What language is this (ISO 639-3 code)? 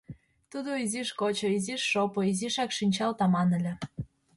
chm